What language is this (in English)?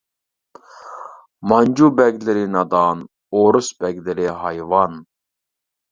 Uyghur